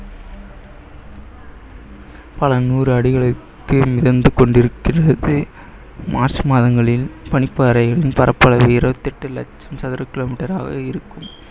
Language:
Tamil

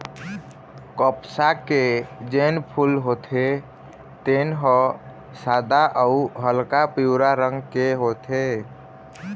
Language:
Chhattisgarhi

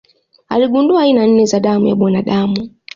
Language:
Swahili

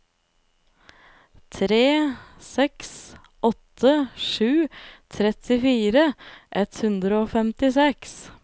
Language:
Norwegian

